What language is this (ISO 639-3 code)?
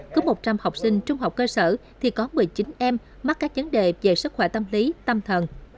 vie